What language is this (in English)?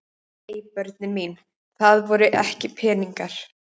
Icelandic